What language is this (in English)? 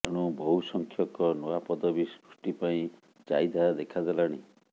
Odia